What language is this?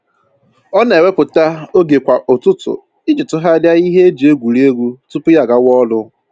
Igbo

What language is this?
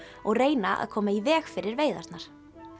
Icelandic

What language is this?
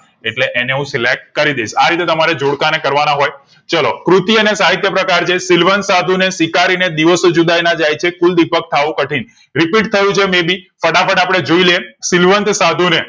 Gujarati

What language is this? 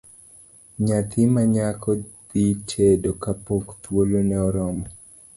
Luo (Kenya and Tanzania)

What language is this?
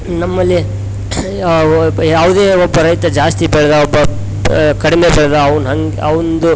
Kannada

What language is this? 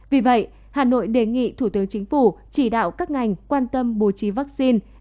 Vietnamese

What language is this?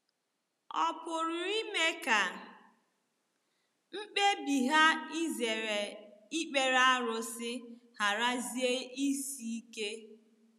Igbo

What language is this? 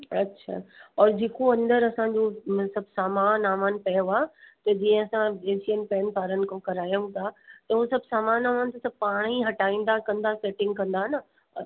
Sindhi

